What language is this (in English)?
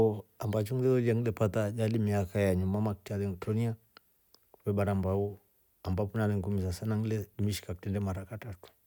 Rombo